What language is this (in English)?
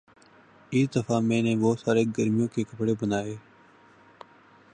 Urdu